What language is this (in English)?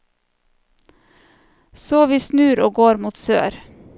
Norwegian